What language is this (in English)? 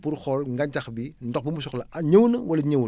Wolof